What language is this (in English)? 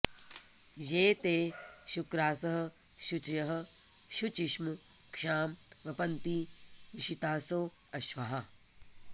Sanskrit